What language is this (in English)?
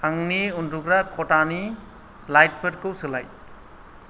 Bodo